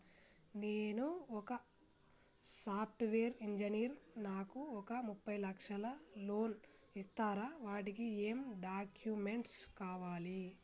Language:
Telugu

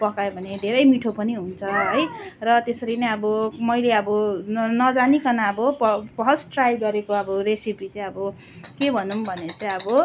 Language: Nepali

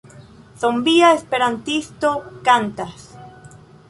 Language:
Esperanto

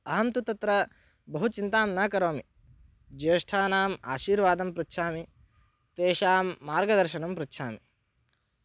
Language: Sanskrit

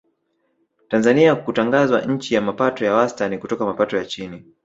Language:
Swahili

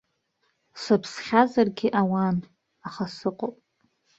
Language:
Abkhazian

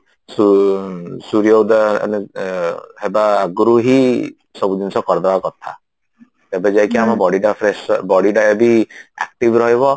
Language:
Odia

